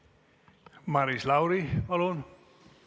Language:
Estonian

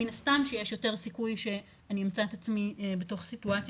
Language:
Hebrew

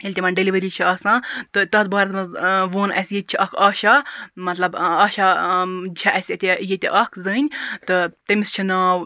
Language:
Kashmiri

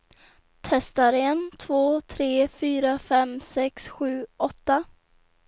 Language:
Swedish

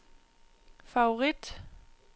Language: Danish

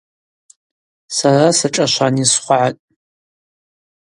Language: Abaza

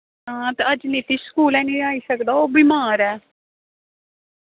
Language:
Dogri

